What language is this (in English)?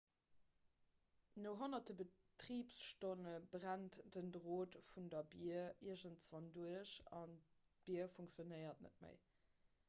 Luxembourgish